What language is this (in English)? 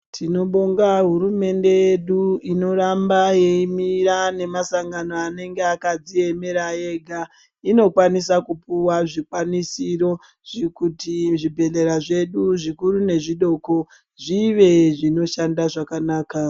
Ndau